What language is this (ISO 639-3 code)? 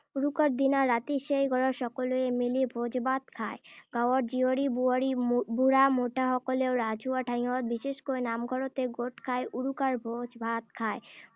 asm